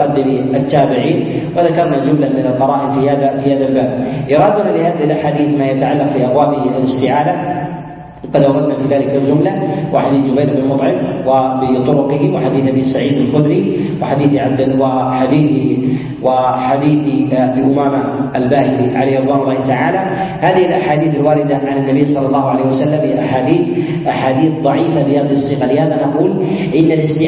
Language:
Arabic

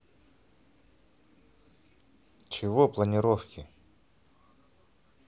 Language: Russian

